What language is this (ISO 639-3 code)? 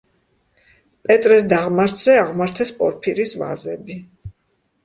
kat